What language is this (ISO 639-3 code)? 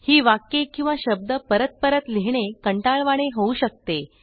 mar